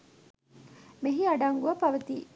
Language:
Sinhala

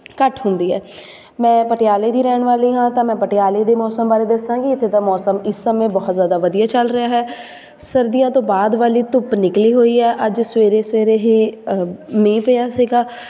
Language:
Punjabi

